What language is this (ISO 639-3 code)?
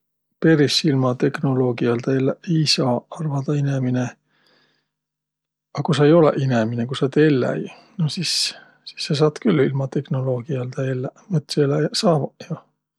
vro